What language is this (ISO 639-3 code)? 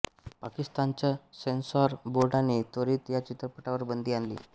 mar